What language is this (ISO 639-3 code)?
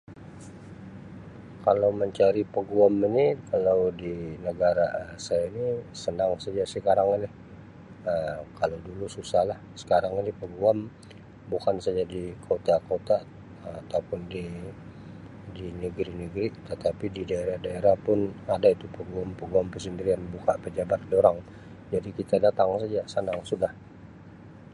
msi